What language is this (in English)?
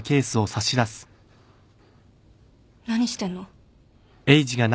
Japanese